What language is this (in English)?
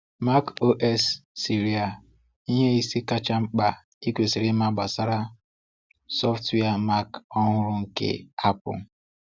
Igbo